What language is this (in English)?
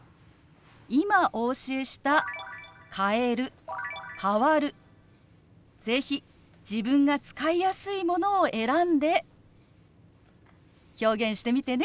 Japanese